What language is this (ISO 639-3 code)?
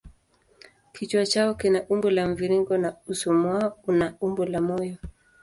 swa